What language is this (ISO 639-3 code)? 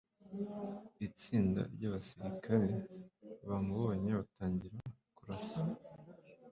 kin